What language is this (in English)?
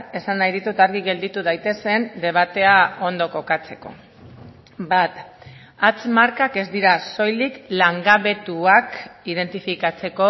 Basque